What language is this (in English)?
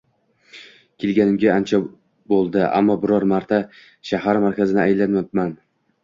Uzbek